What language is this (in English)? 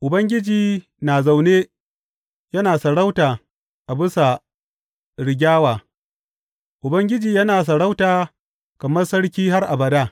Hausa